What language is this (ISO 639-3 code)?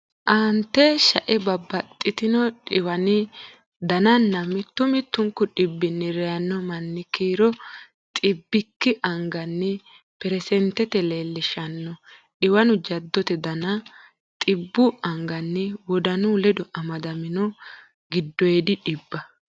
sid